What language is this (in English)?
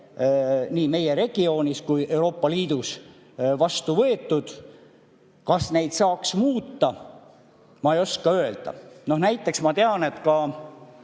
Estonian